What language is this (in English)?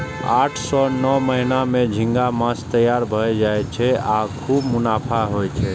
Maithili